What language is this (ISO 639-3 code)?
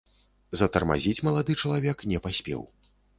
bel